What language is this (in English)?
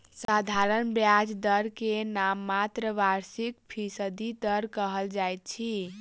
Maithili